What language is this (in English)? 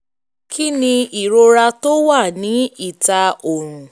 Yoruba